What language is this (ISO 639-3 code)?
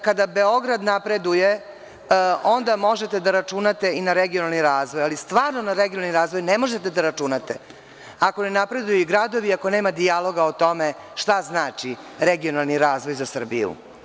srp